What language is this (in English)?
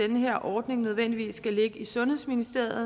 Danish